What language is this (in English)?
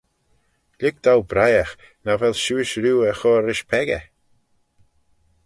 Manx